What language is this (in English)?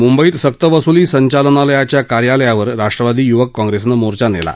Marathi